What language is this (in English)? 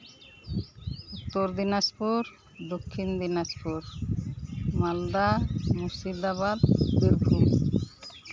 Santali